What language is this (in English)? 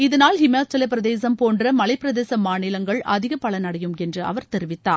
Tamil